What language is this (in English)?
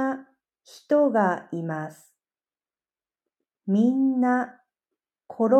Japanese